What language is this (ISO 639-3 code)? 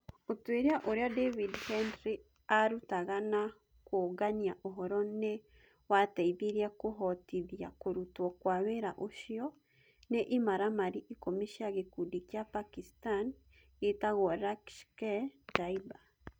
kik